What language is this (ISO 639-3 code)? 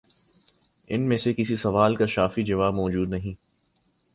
urd